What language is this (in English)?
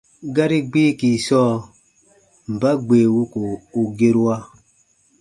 Baatonum